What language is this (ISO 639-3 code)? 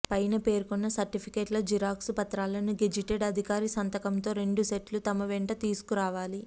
tel